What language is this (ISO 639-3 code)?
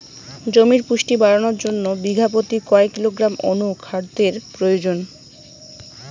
ben